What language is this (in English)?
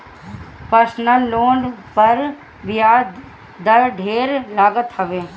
Bhojpuri